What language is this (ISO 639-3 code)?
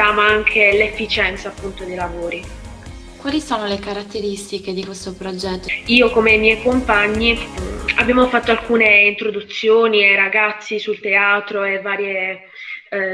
ita